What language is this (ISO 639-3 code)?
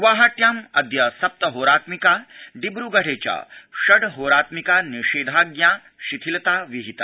san